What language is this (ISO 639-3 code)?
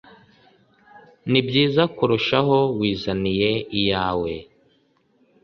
kin